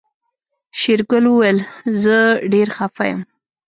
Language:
Pashto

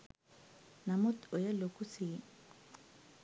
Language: Sinhala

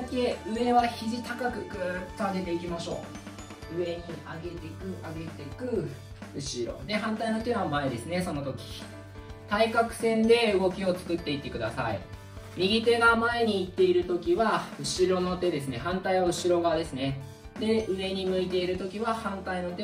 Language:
Japanese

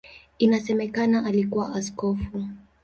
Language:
Swahili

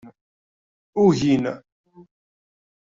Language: Kabyle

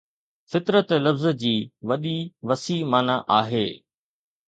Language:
Sindhi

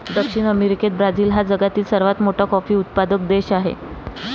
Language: Marathi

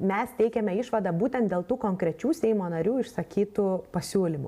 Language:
Lithuanian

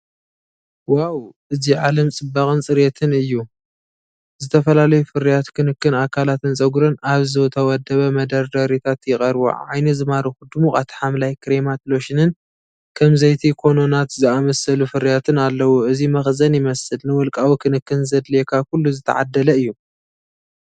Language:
Tigrinya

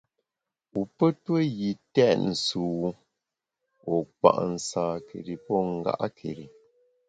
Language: Bamun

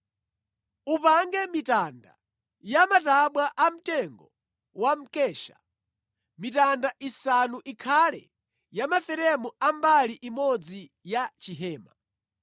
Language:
Nyanja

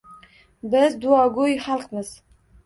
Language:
Uzbek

